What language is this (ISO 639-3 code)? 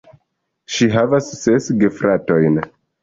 epo